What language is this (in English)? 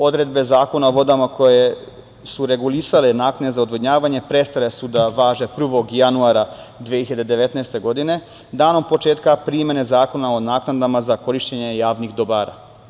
Serbian